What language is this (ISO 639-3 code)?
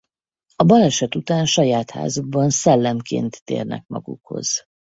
hun